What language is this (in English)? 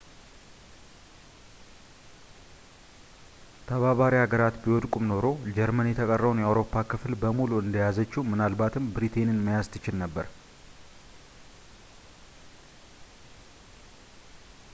Amharic